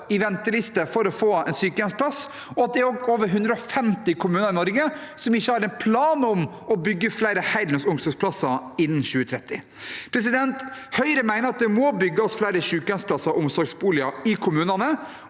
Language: Norwegian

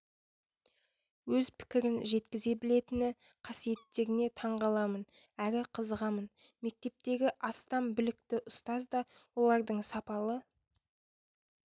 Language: Kazakh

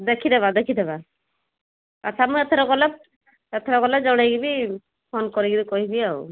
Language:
Odia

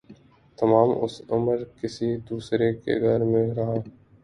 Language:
Urdu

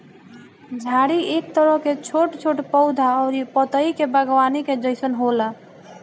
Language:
Bhojpuri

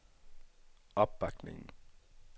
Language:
Danish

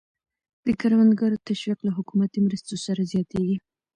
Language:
Pashto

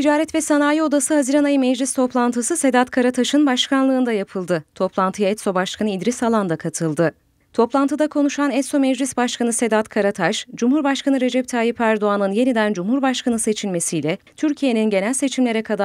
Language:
Turkish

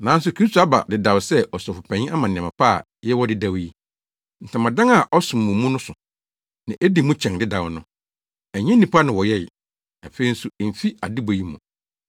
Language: Akan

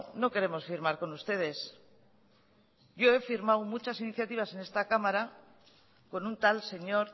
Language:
Spanish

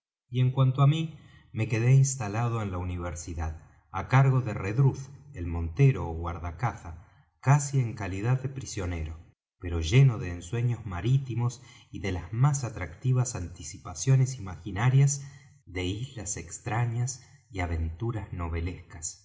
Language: Spanish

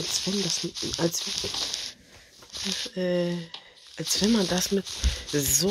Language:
German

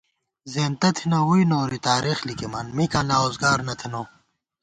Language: Gawar-Bati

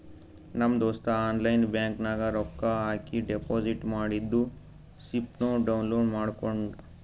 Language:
Kannada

